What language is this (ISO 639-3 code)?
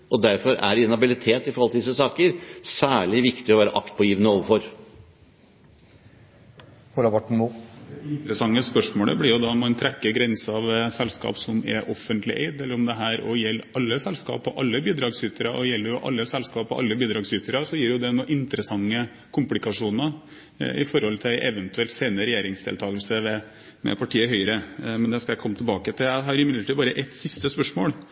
nob